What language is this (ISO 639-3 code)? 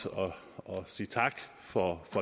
dan